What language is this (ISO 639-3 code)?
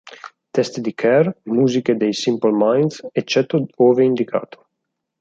ita